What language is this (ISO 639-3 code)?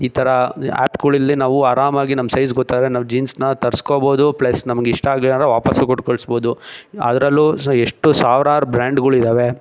kan